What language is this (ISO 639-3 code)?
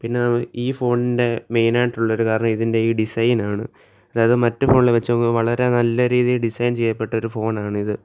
mal